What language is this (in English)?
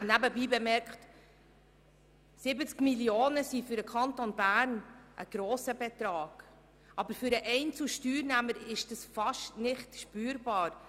Swiss German